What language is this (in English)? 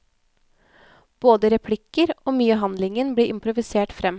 Norwegian